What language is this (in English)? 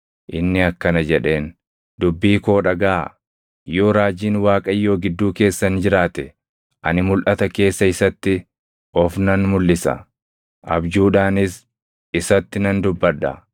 Oromo